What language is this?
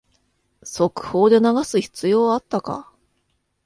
Japanese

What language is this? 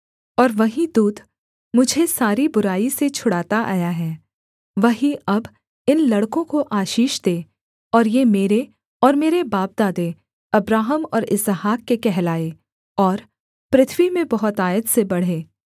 Hindi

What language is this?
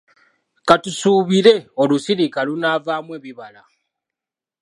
Ganda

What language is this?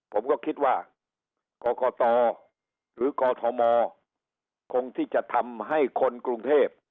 Thai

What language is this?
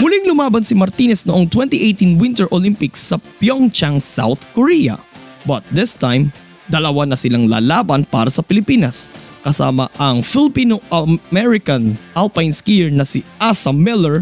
Filipino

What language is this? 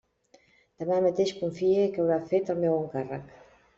Catalan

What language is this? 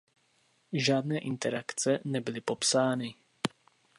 Czech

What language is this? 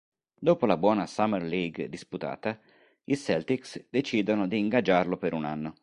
Italian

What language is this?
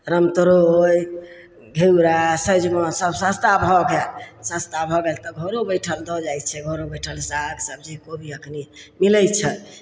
Maithili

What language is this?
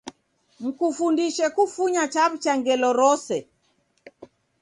Taita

